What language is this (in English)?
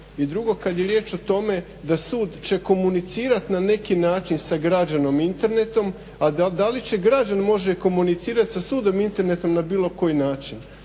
Croatian